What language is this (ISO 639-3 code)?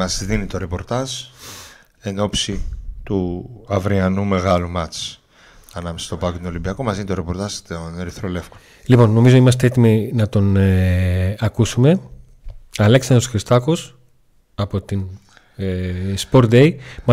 ell